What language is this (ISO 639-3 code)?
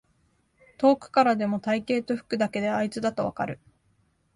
jpn